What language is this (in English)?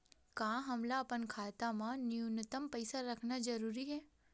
Chhattisgarhi